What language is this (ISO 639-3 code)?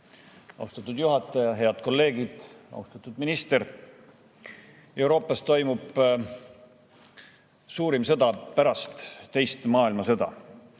est